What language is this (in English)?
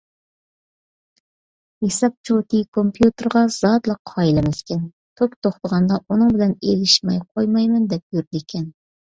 Uyghur